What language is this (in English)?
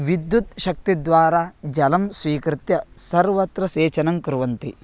Sanskrit